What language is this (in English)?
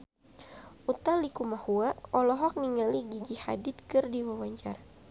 Sundanese